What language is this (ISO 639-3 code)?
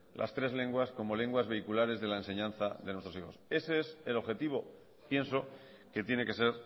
spa